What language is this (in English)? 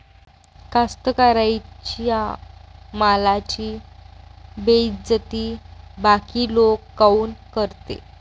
Marathi